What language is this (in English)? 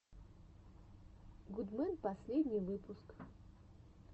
Russian